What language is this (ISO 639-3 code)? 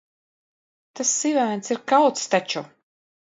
lav